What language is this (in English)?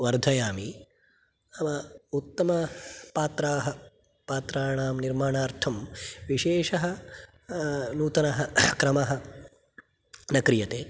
Sanskrit